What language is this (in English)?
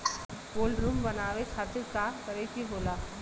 Bhojpuri